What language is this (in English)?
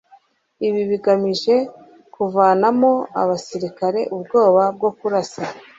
Kinyarwanda